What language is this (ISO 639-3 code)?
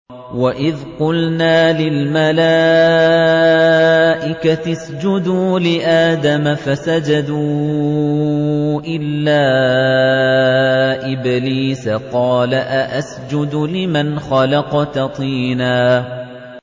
ara